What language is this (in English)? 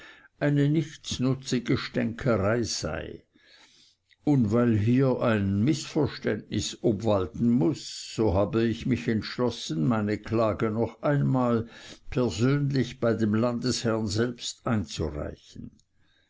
German